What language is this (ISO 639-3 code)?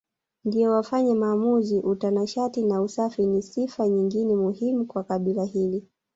swa